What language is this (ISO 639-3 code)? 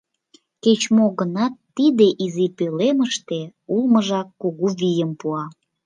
chm